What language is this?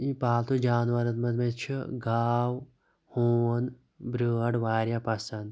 Kashmiri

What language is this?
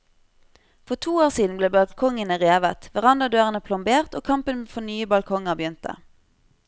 Norwegian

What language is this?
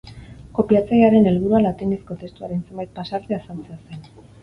Basque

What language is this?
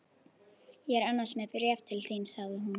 Icelandic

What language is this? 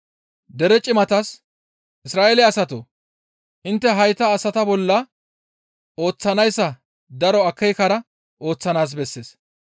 Gamo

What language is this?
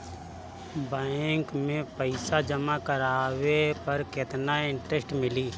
Bhojpuri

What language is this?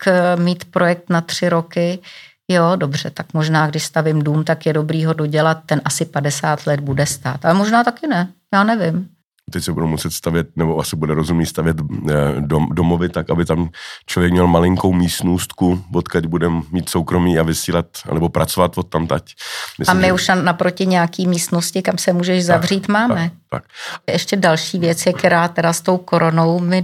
Czech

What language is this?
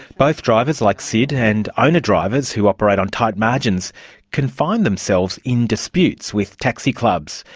English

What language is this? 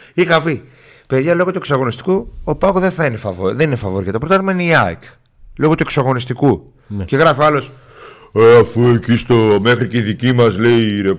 Greek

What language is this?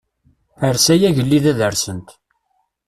Kabyle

